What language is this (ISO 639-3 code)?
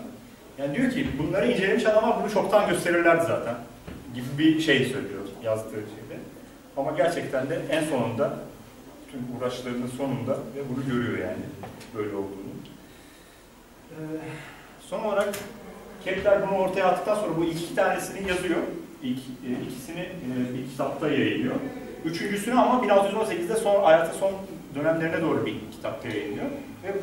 tur